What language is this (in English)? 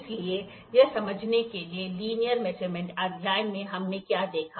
Hindi